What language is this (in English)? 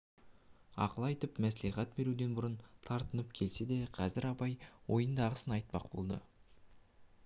Kazakh